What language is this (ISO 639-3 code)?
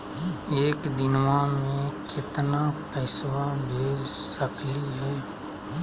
mag